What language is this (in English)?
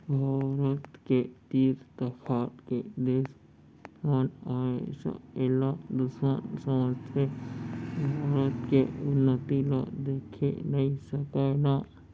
Chhattisgarhi